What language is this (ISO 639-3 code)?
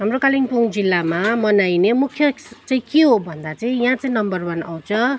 nep